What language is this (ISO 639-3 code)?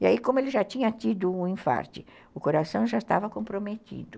por